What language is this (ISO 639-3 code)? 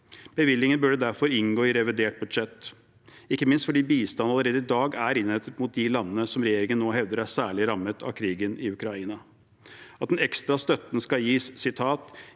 nor